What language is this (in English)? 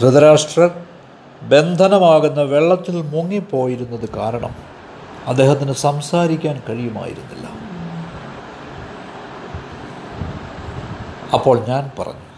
Malayalam